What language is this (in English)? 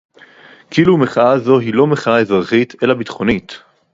Hebrew